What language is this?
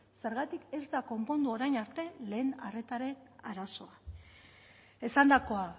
Basque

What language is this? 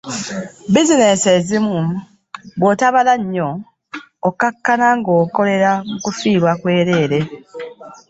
Ganda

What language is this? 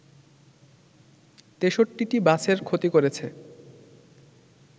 Bangla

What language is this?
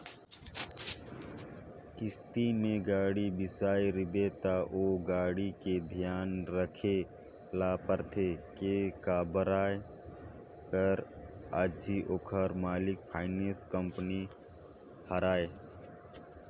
Chhattisgarhi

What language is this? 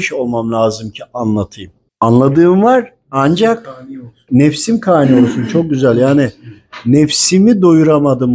Turkish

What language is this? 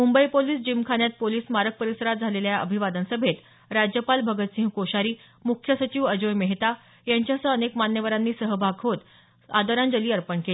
Marathi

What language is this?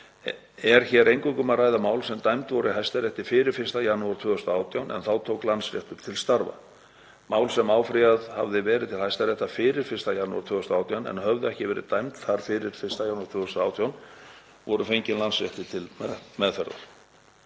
Icelandic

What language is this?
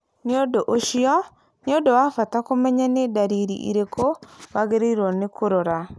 Kikuyu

